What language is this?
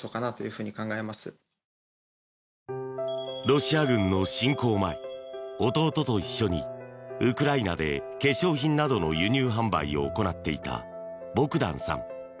Japanese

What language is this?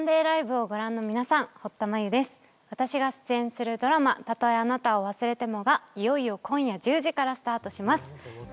Japanese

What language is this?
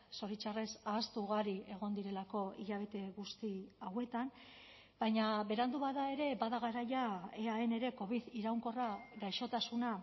Basque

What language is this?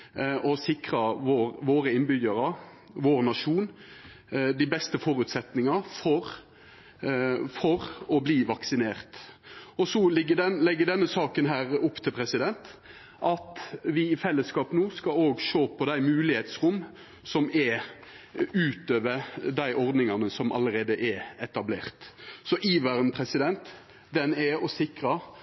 Norwegian Nynorsk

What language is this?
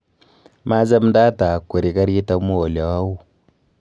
Kalenjin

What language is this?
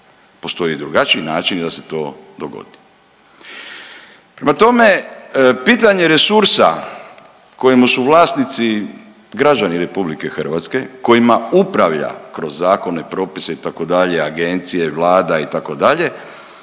Croatian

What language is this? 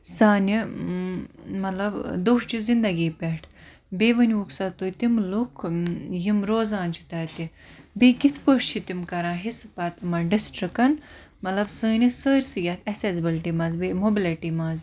Kashmiri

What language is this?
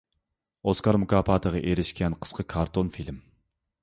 Uyghur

